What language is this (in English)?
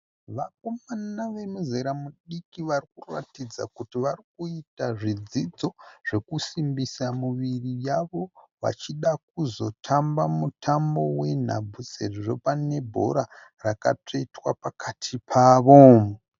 Shona